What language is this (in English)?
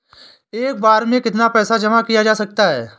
Hindi